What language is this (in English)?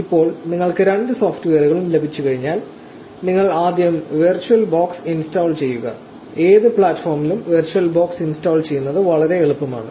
Malayalam